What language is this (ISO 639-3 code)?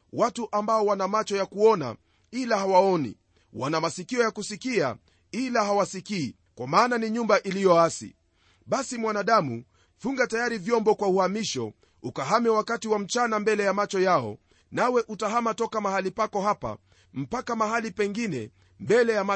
swa